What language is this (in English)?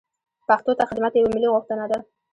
Pashto